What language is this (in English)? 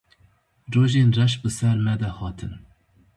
Kurdish